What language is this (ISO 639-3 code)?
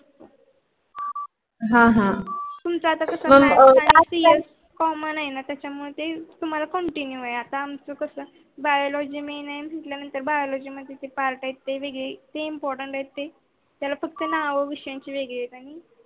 mar